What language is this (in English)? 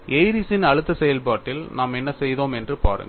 Tamil